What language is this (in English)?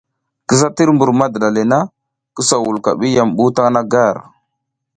South Giziga